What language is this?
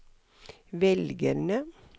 Norwegian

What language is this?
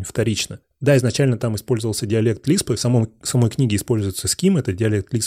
Russian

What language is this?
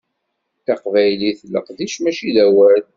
Kabyle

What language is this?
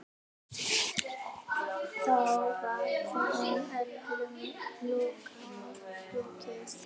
Icelandic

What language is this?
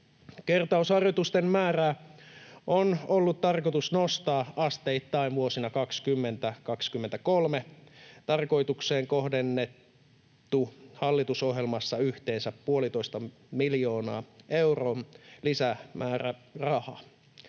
Finnish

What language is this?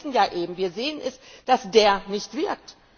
German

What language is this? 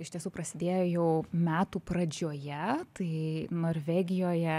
Lithuanian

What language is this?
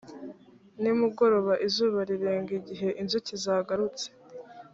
Kinyarwanda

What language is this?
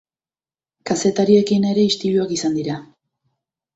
Basque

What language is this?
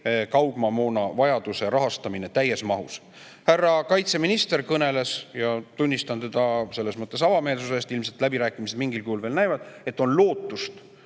Estonian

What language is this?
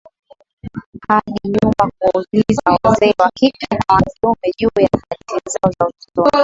Swahili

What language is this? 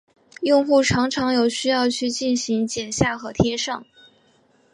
Chinese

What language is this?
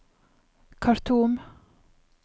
Norwegian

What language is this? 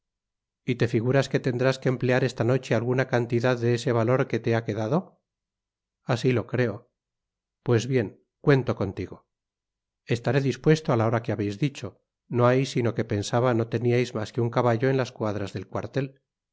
Spanish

